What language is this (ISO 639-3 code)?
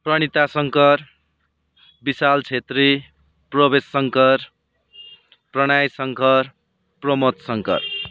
nep